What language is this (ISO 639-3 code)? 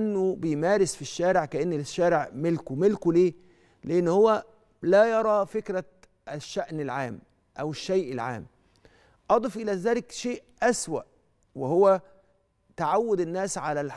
ara